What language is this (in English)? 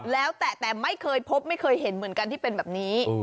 Thai